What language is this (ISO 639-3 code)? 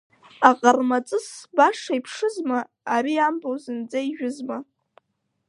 abk